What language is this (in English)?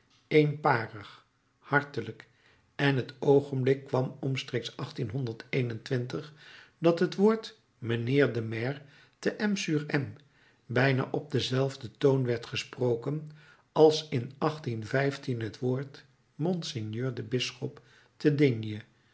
Dutch